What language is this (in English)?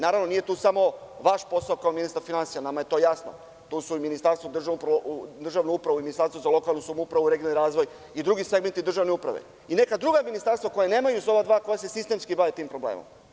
Serbian